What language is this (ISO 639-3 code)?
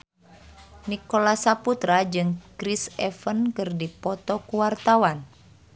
sun